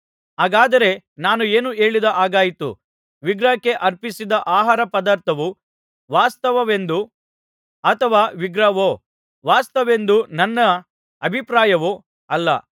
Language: Kannada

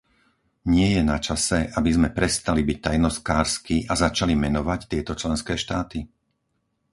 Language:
Slovak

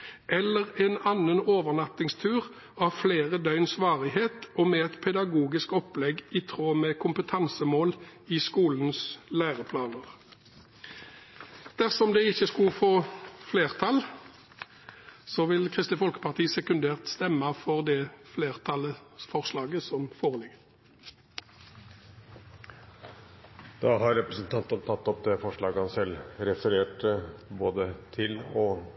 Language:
Norwegian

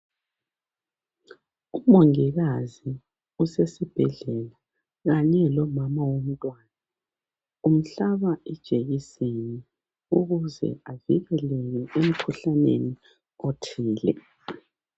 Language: North Ndebele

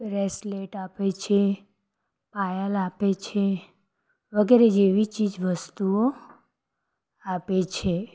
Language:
Gujarati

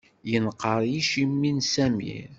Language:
Kabyle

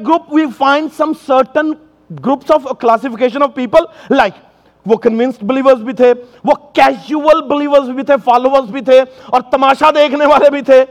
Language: Urdu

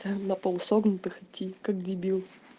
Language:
Russian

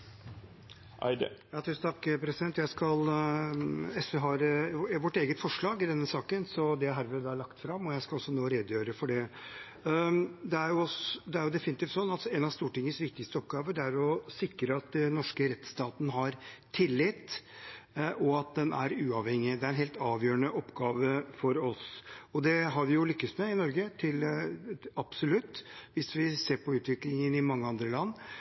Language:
Norwegian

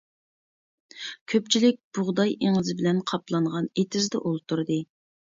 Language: Uyghur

